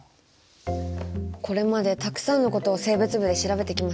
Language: Japanese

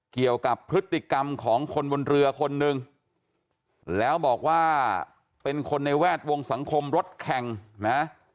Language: Thai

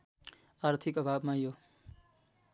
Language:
Nepali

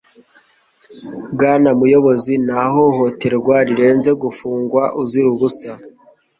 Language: Kinyarwanda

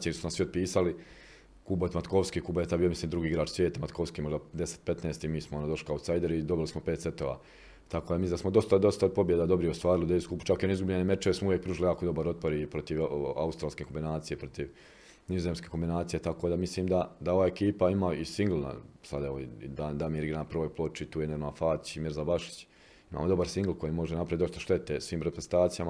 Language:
Croatian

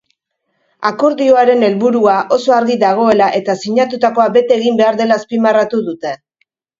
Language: Basque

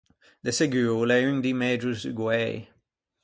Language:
Ligurian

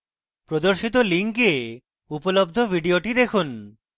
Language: Bangla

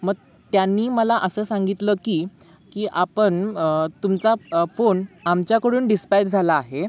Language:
Marathi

